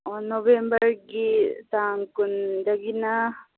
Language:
Manipuri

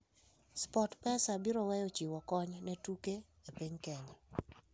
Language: Luo (Kenya and Tanzania)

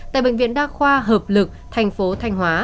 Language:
Vietnamese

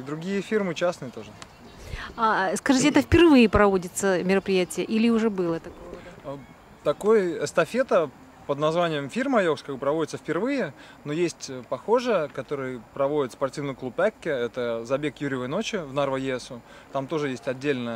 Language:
Russian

